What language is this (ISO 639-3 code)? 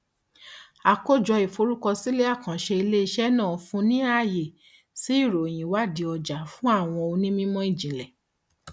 yor